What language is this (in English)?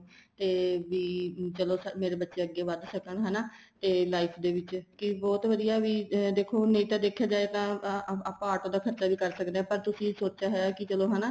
Punjabi